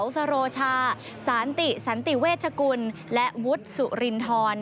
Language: Thai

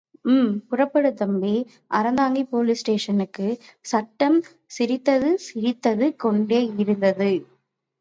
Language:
Tamil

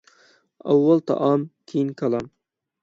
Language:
Uyghur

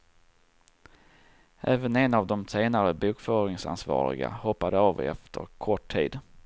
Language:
Swedish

